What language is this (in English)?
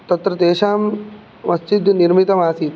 Sanskrit